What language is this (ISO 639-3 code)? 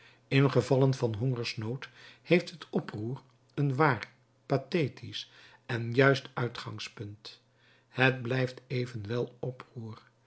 nld